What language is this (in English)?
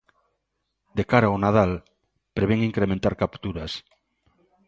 Galician